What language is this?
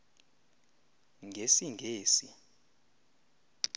Xhosa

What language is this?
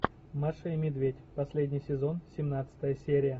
Russian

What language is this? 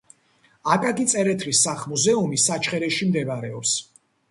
Georgian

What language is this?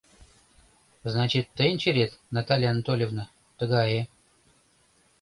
Mari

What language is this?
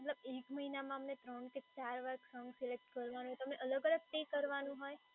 Gujarati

